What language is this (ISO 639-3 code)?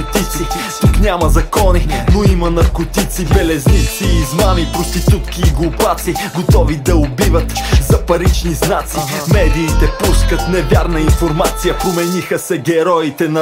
bul